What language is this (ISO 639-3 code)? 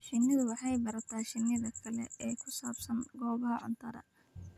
som